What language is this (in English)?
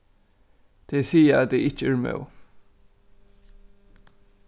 Faroese